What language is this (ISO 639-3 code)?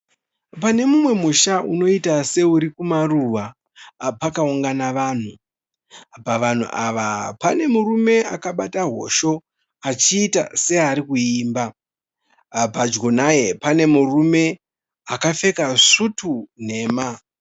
sna